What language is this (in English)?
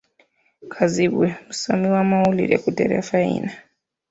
Ganda